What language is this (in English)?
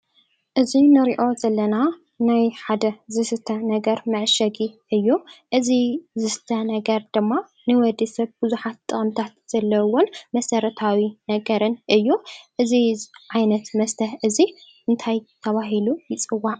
Tigrinya